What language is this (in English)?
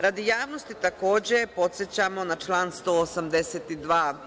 Serbian